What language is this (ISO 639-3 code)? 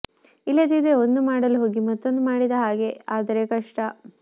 kan